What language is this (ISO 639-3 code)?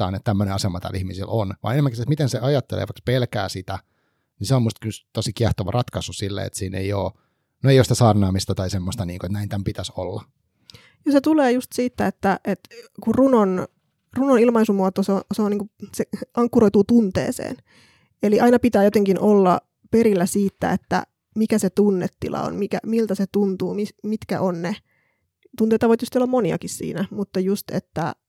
fin